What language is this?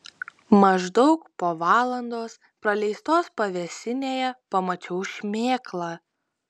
Lithuanian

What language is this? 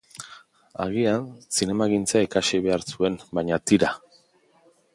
Basque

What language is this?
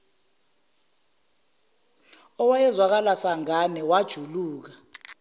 Zulu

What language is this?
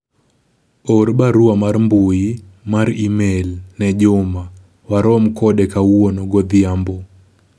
Luo (Kenya and Tanzania)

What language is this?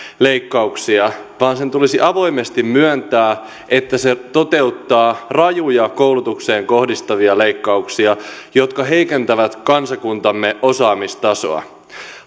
Finnish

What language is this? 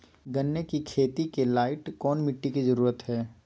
Magahi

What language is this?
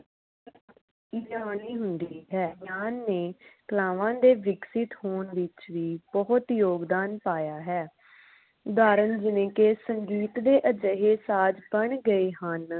Punjabi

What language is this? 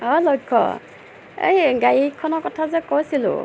Assamese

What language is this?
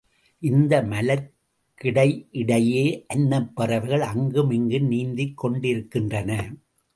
Tamil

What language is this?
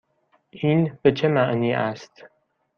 Persian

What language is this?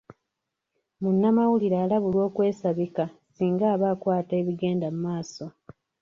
Ganda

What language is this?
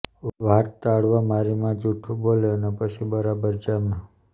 Gujarati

